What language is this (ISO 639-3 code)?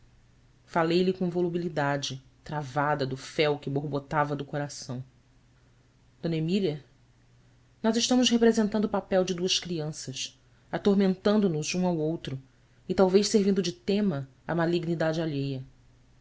por